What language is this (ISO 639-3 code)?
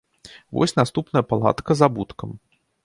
bel